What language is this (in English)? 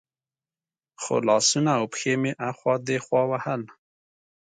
Pashto